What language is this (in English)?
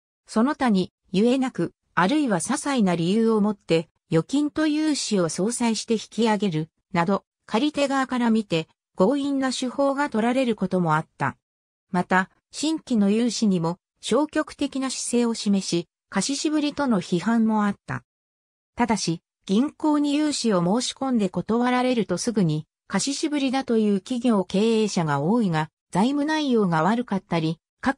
Japanese